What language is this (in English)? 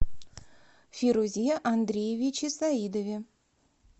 Russian